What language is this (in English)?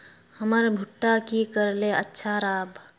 Magahi